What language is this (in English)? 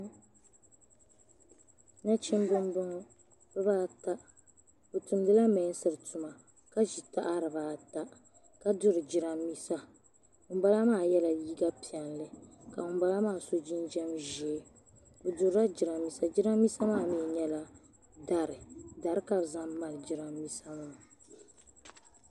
Dagbani